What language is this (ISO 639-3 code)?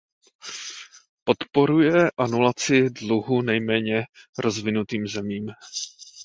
ces